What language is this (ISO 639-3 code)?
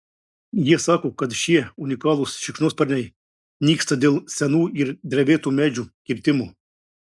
lit